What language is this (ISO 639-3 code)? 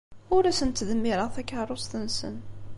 kab